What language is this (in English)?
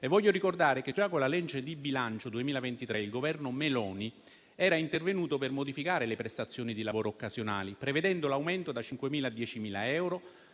Italian